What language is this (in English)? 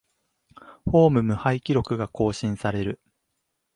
Japanese